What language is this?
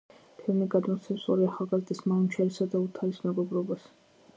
Georgian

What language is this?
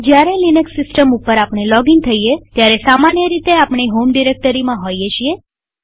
Gujarati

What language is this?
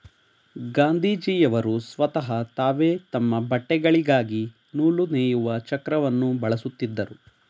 Kannada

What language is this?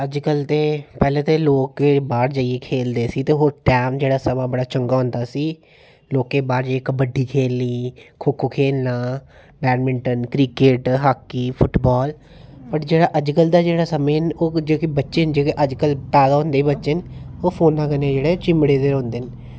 Dogri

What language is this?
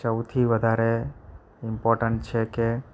Gujarati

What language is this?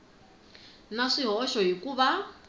Tsonga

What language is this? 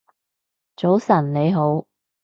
Cantonese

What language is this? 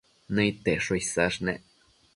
Matsés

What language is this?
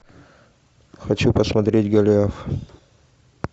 Russian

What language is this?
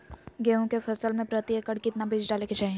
Magahi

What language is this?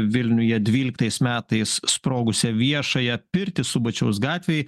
Lithuanian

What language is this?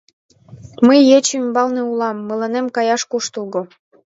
Mari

